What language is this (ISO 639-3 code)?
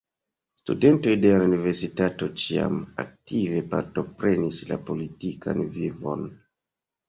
epo